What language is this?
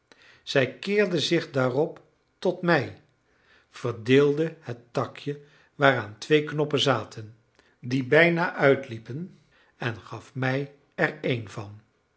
Dutch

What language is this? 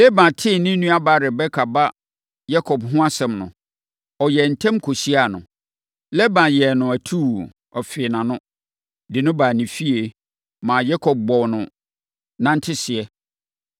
Akan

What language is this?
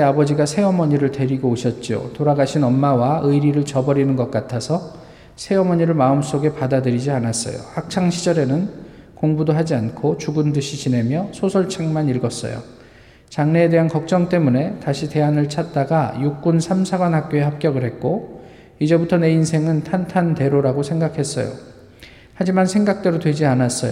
Korean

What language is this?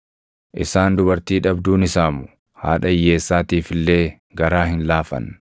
Oromo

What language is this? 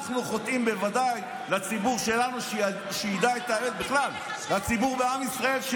Hebrew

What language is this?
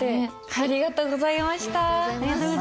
Japanese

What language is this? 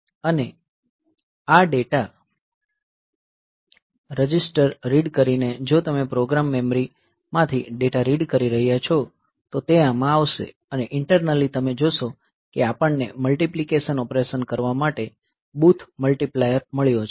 Gujarati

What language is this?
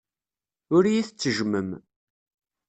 Kabyle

